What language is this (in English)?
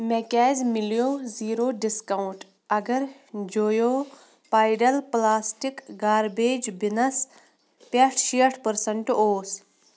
Kashmiri